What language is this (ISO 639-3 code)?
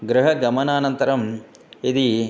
san